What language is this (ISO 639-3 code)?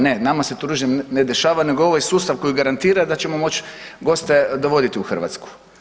hrv